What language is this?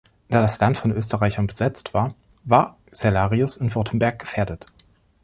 German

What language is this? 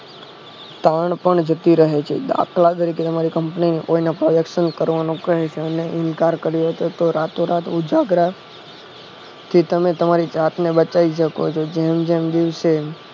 Gujarati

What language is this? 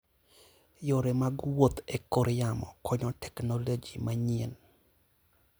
Luo (Kenya and Tanzania)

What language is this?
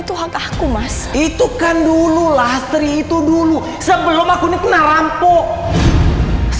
Indonesian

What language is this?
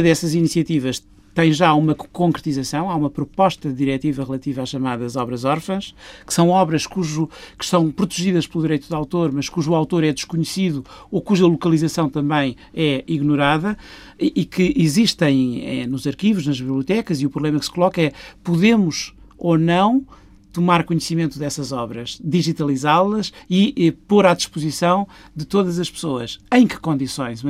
Portuguese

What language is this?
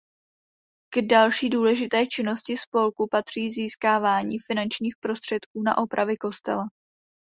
Czech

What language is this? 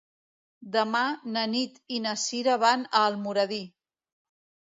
Catalan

